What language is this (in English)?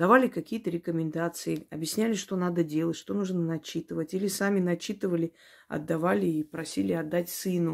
Russian